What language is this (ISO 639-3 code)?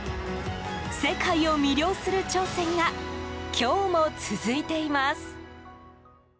jpn